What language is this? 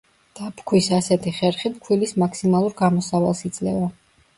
Georgian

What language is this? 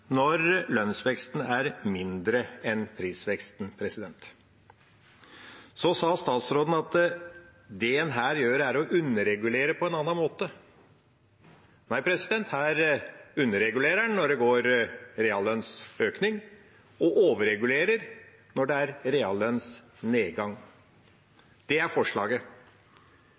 Norwegian Bokmål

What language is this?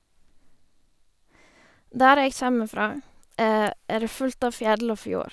Norwegian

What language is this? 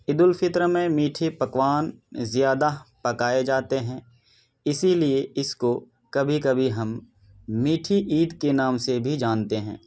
Urdu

